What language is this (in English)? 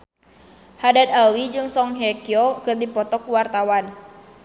Sundanese